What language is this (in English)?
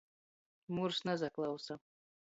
Latgalian